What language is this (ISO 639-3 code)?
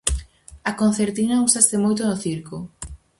glg